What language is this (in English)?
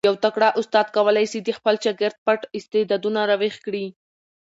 Pashto